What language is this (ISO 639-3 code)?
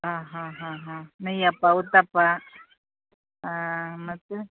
kan